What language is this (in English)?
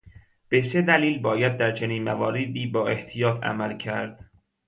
Persian